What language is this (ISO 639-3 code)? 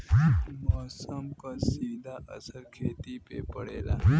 bho